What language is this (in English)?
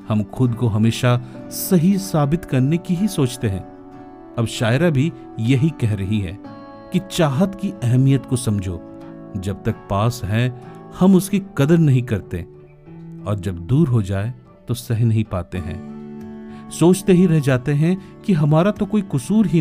Hindi